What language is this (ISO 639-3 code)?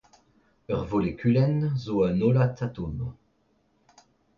bre